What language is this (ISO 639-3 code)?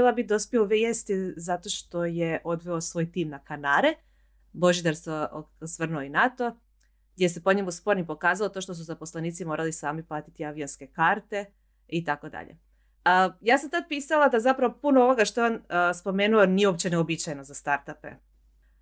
hrv